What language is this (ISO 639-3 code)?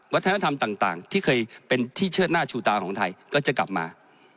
tha